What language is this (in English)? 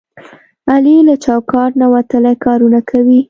Pashto